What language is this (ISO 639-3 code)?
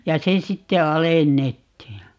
fin